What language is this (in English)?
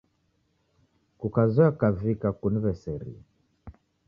Taita